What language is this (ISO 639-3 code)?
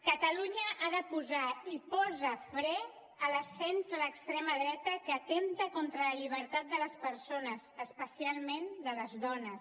cat